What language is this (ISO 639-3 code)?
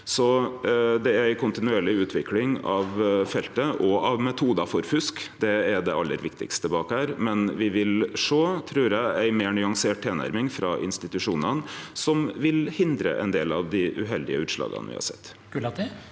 nor